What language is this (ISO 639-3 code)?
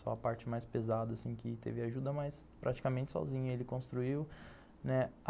por